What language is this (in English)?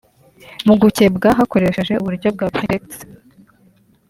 Kinyarwanda